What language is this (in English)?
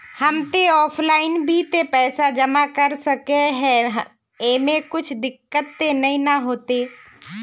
Magahi